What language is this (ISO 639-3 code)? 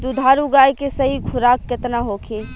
bho